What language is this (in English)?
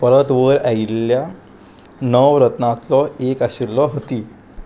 Konkani